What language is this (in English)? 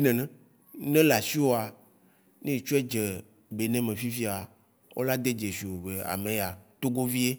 Waci Gbe